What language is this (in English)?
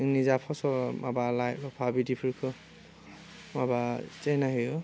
Bodo